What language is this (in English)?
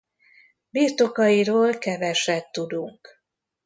Hungarian